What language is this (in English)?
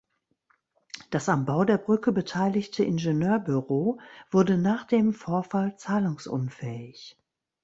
German